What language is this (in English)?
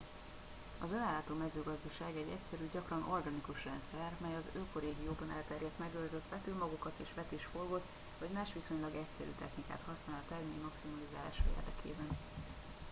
Hungarian